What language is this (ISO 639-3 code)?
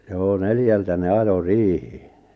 fin